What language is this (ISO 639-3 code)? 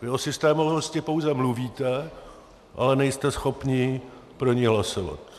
ces